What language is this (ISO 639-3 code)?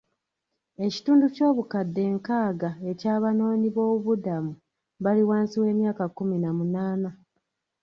lug